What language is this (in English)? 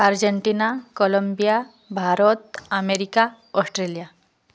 Odia